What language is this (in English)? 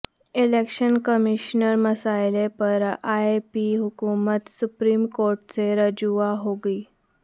Urdu